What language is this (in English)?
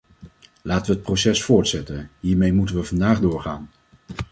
Dutch